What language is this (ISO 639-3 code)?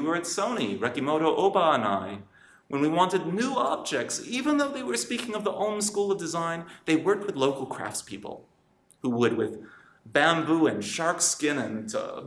eng